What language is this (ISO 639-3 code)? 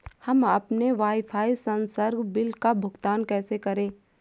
hin